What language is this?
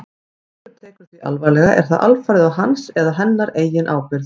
Icelandic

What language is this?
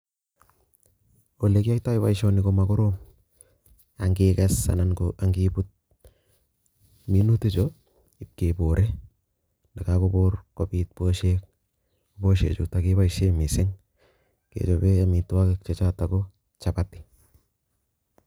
Kalenjin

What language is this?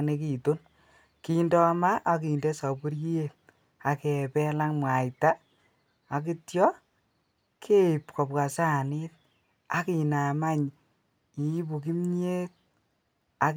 Kalenjin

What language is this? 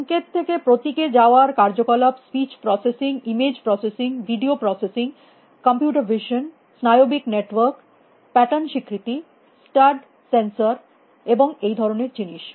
Bangla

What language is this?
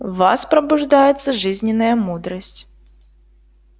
Russian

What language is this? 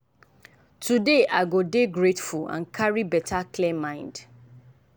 Nigerian Pidgin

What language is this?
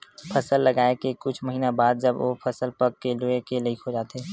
Chhattisgarhi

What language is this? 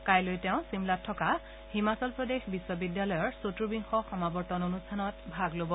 Assamese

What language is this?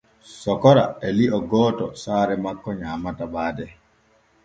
Borgu Fulfulde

